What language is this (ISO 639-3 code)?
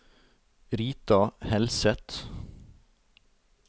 nor